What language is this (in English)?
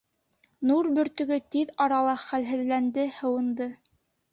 Bashkir